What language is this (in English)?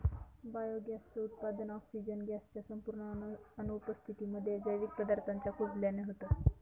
Marathi